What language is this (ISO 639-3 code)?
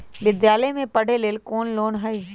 mag